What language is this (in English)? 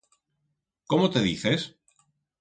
Aragonese